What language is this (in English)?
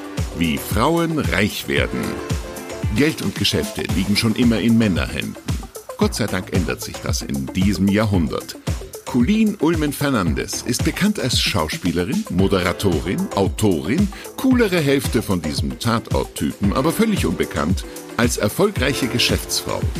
German